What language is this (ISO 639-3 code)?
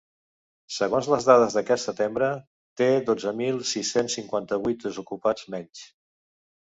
cat